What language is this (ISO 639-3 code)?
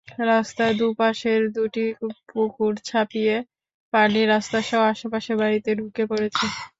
ben